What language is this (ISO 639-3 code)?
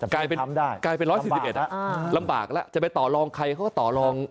tha